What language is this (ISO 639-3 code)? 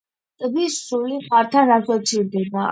kat